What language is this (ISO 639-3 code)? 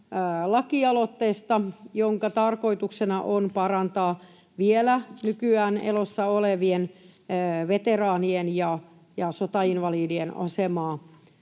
fin